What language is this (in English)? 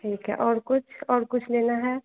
Hindi